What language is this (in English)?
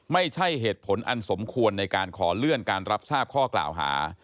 Thai